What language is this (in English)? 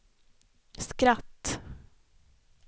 Swedish